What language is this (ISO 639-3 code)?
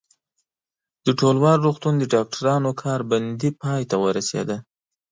pus